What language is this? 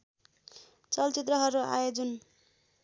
Nepali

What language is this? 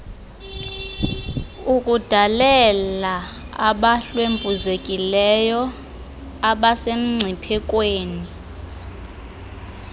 Xhosa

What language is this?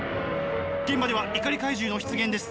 Japanese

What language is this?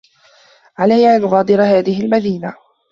Arabic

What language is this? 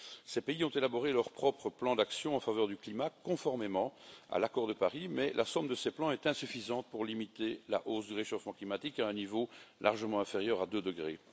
French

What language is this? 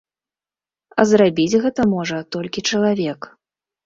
Belarusian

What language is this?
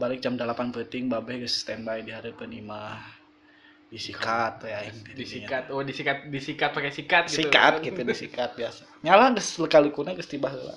Indonesian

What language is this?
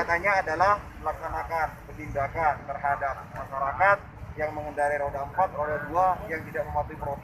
Indonesian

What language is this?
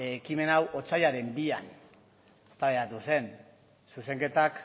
Basque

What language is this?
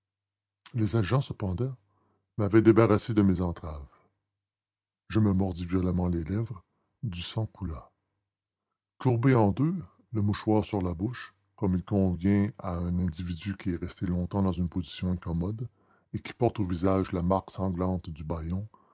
French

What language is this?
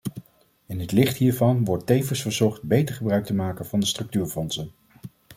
Dutch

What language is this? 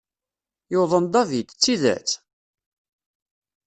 Kabyle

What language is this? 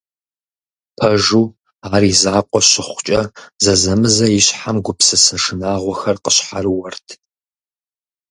Kabardian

